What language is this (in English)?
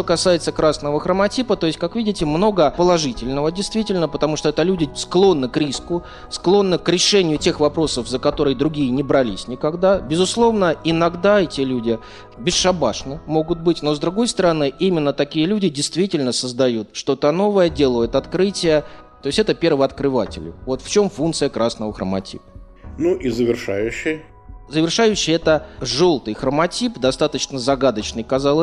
Russian